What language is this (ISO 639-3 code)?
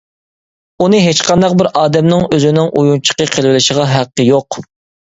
uig